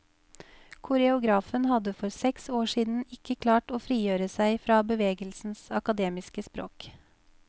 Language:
Norwegian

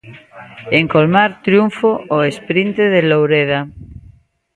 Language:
Galician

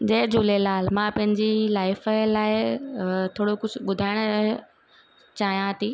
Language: Sindhi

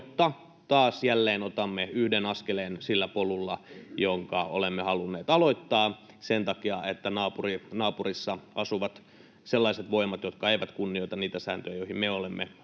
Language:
Finnish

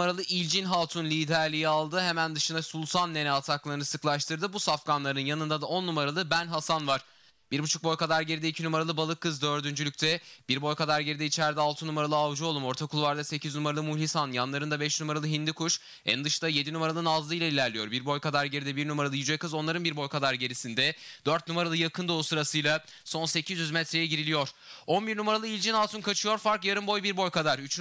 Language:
Turkish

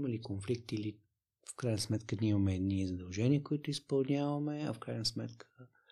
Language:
Bulgarian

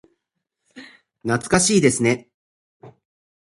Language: Japanese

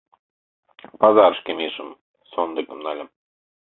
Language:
Mari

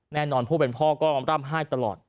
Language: Thai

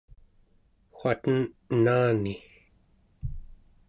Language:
Central Yupik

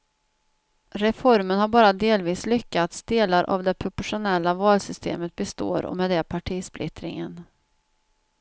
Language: Swedish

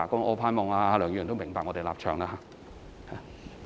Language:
Cantonese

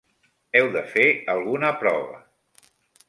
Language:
Catalan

